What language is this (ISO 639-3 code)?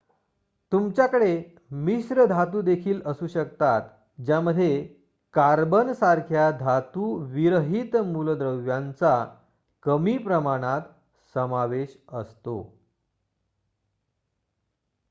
mar